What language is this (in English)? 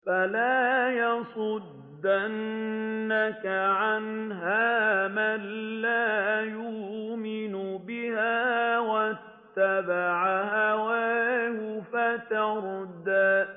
Arabic